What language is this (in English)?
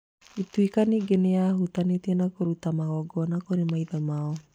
Kikuyu